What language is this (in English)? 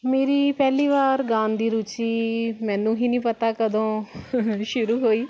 Punjabi